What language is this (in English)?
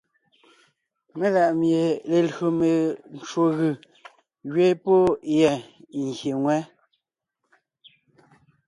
Ngiemboon